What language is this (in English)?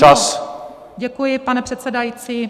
Czech